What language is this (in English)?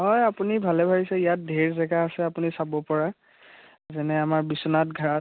Assamese